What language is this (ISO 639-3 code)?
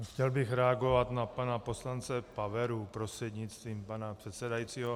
ces